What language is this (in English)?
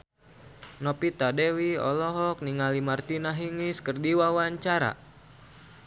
Sundanese